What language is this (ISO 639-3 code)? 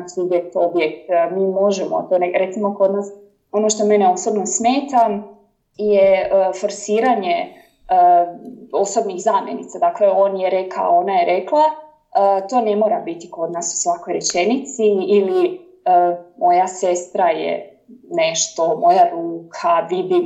hrv